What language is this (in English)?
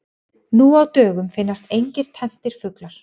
Icelandic